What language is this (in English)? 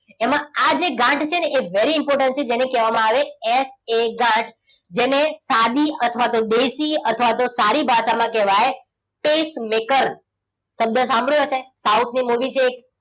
Gujarati